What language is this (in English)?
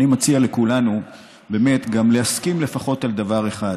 Hebrew